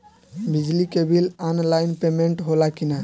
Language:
Bhojpuri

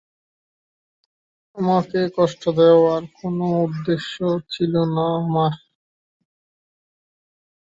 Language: Bangla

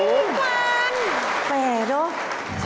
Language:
Thai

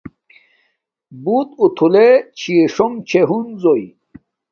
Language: Domaaki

